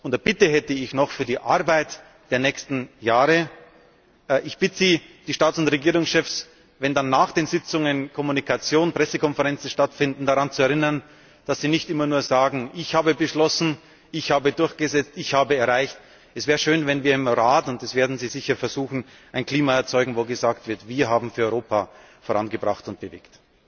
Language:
German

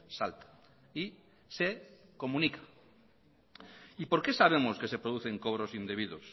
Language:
Spanish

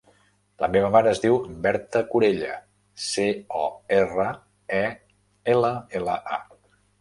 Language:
Catalan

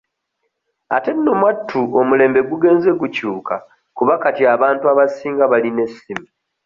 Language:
Ganda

